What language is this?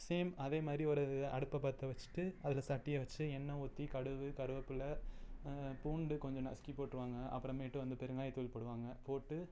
Tamil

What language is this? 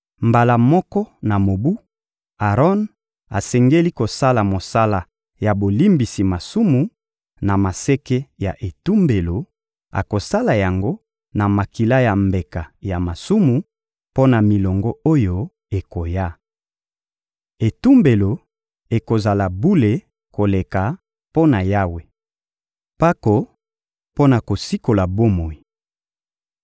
Lingala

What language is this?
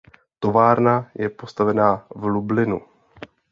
Czech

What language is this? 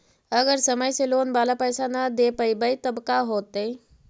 Magahi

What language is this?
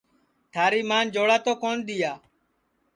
Sansi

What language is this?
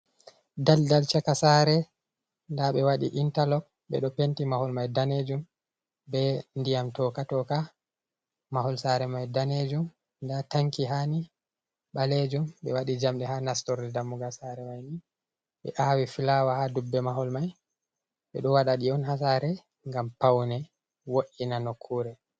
Fula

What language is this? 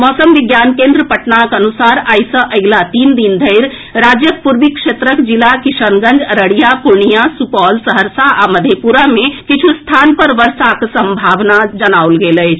Maithili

